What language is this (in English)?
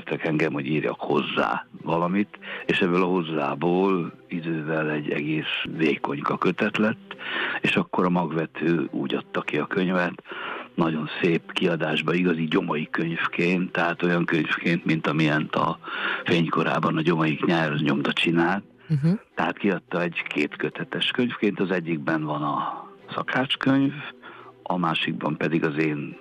Hungarian